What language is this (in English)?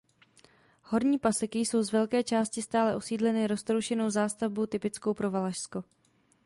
Czech